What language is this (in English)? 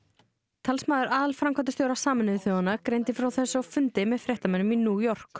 Icelandic